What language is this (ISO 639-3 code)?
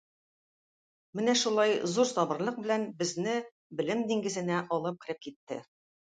tat